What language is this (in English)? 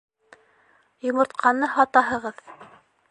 Bashkir